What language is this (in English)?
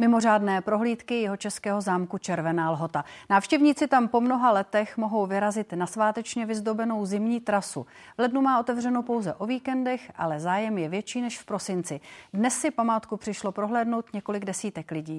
Czech